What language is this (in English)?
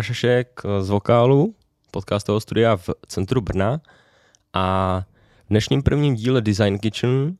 Czech